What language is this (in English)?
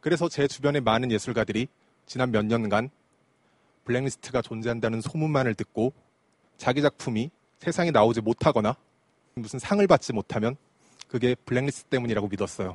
Korean